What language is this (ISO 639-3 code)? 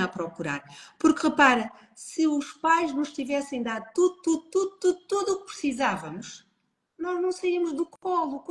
por